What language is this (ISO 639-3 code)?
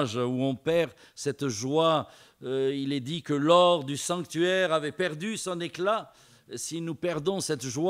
fra